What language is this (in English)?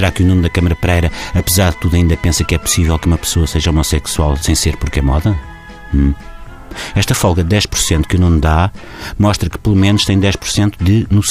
Portuguese